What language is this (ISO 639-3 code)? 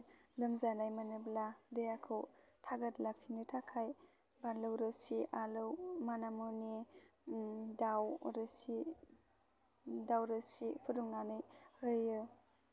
brx